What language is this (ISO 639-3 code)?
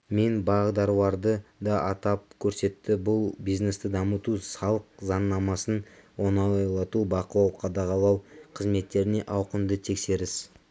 kaz